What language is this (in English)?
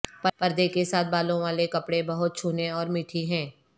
Urdu